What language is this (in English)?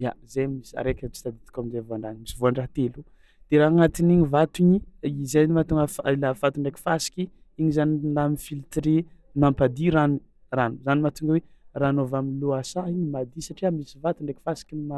Tsimihety Malagasy